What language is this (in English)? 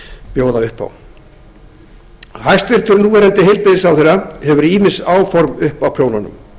Icelandic